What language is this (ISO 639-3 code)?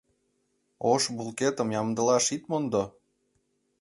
chm